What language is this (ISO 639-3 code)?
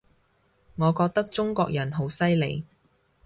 yue